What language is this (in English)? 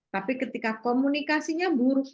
Indonesian